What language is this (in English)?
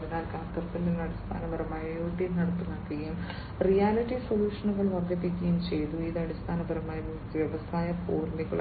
Malayalam